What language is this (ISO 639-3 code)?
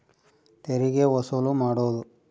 kan